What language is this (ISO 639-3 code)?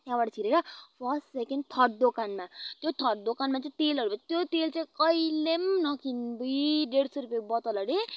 nep